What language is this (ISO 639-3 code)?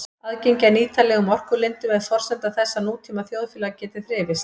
isl